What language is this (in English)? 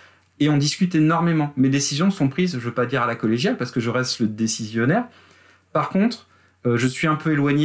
French